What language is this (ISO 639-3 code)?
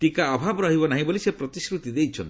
ori